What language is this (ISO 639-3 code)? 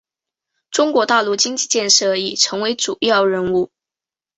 zho